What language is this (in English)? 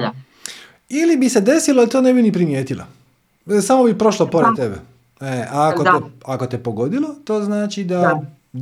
Croatian